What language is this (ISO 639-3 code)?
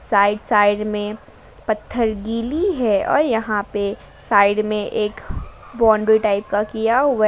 hin